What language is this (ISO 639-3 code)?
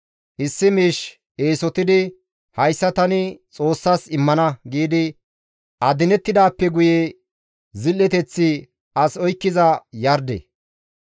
gmv